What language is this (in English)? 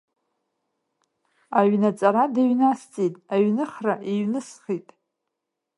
Abkhazian